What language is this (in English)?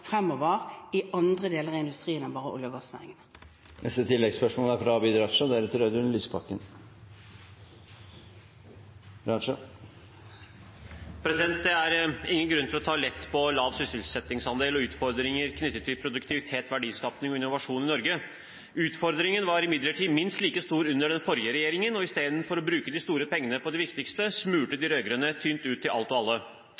Norwegian